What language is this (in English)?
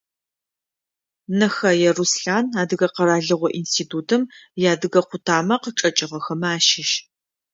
Adyghe